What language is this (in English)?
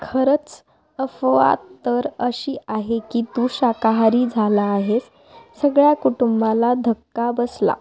Marathi